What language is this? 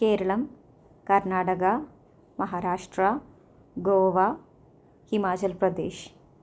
Malayalam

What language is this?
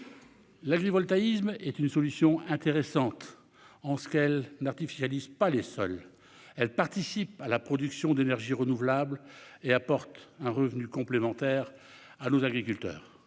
French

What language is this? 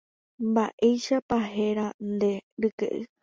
Guarani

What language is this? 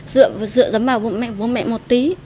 Vietnamese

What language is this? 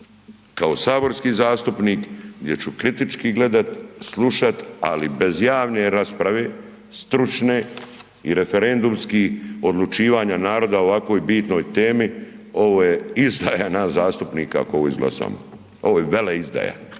Croatian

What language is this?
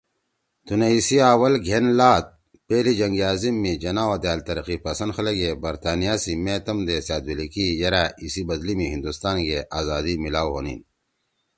Torwali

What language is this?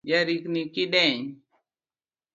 Luo (Kenya and Tanzania)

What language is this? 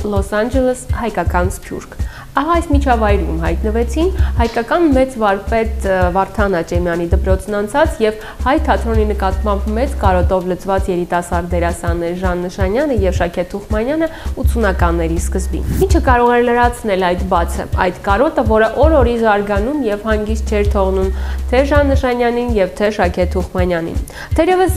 Turkish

